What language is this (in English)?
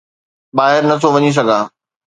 Sindhi